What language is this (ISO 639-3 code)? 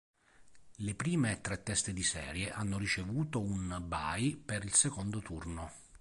ita